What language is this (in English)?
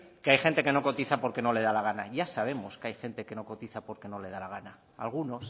Spanish